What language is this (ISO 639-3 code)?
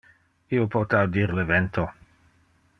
ina